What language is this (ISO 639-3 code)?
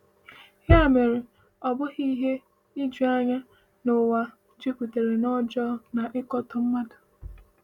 ibo